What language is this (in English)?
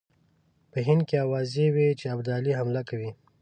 Pashto